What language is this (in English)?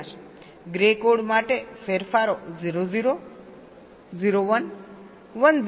Gujarati